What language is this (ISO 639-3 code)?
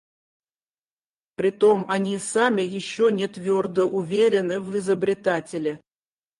rus